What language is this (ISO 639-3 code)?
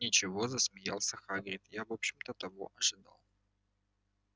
rus